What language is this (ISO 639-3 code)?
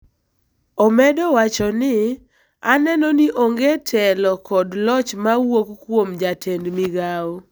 luo